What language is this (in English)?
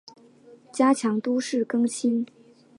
Chinese